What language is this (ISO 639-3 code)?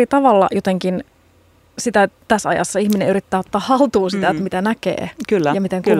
fin